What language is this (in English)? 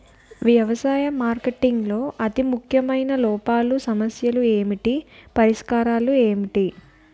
Telugu